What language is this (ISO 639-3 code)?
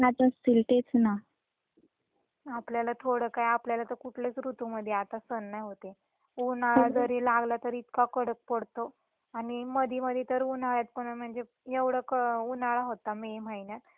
mar